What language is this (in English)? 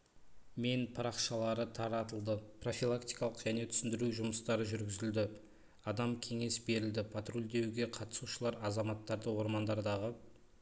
Kazakh